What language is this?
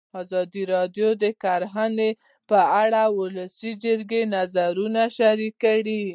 Pashto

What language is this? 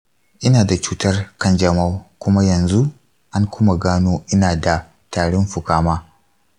Hausa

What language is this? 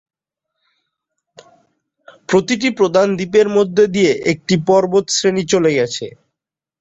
Bangla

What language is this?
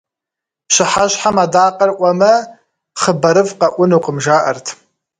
Kabardian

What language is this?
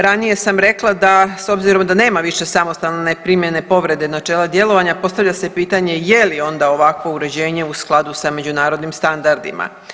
Croatian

